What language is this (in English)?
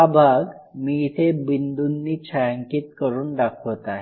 Marathi